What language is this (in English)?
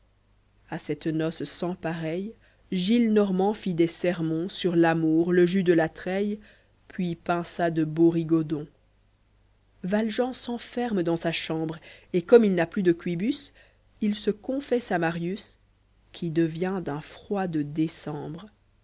French